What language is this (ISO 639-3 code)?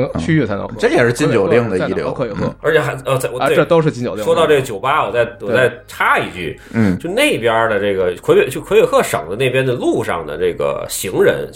zho